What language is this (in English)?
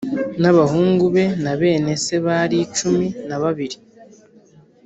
Kinyarwanda